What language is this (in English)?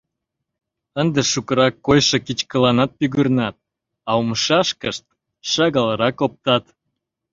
Mari